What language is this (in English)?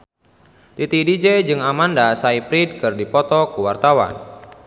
Sundanese